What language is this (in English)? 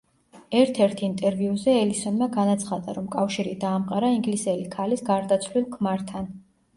Georgian